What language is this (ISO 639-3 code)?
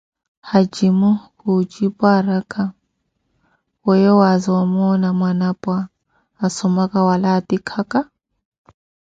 eko